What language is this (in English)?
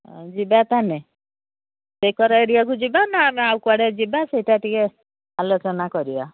Odia